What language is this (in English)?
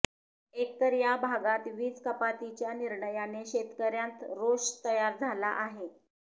Marathi